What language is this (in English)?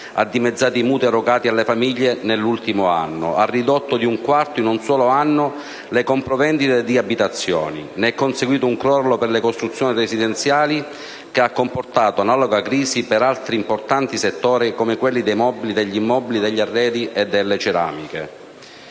Italian